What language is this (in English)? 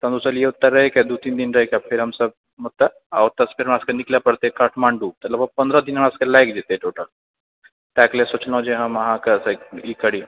Maithili